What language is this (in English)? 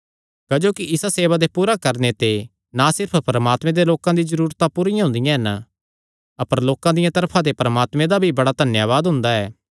Kangri